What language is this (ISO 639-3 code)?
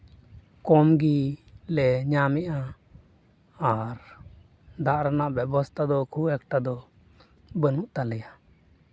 sat